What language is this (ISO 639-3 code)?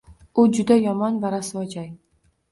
uzb